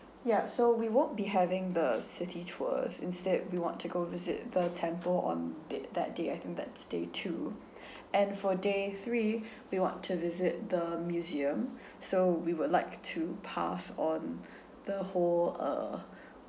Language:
English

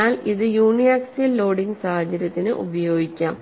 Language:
Malayalam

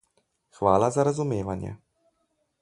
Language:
Slovenian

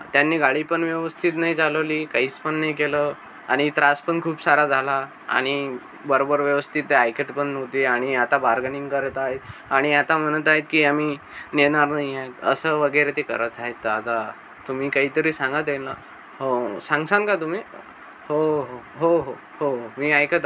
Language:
Marathi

